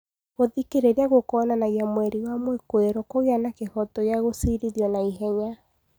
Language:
Kikuyu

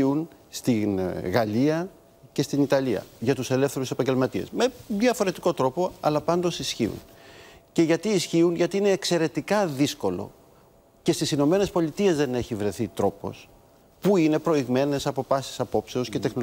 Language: Greek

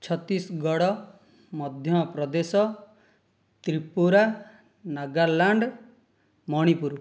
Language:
Odia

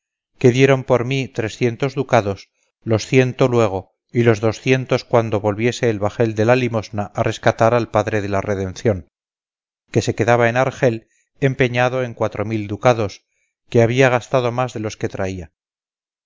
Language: Spanish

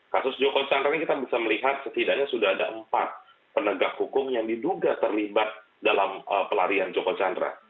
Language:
Indonesian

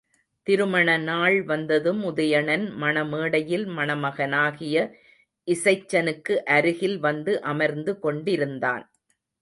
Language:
Tamil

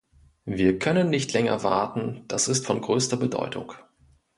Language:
German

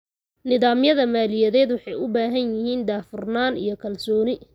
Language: Somali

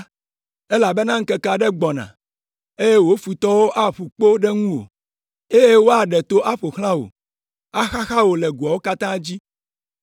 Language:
Ewe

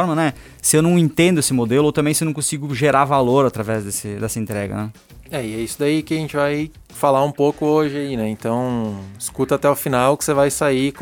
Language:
Portuguese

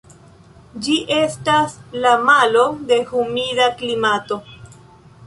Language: Esperanto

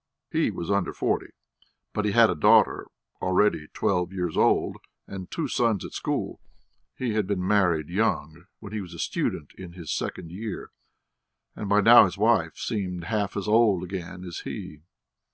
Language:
English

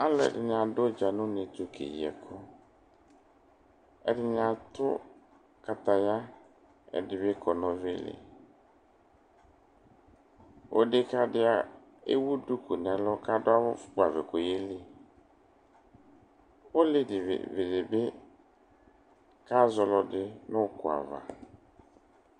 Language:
Ikposo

